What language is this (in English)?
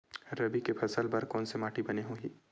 Chhattisgarhi